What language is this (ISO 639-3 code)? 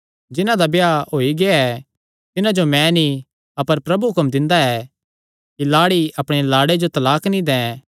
xnr